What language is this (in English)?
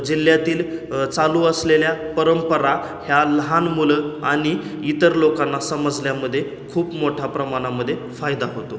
Marathi